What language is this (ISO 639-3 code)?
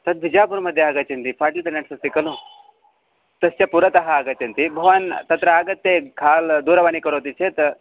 san